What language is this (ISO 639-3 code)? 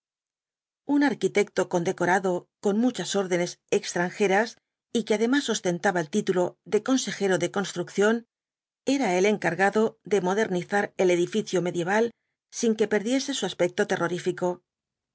spa